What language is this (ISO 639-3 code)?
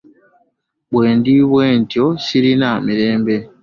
lug